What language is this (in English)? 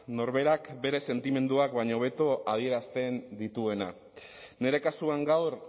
Basque